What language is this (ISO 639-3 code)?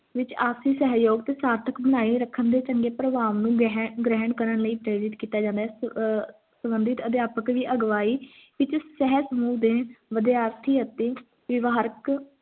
pan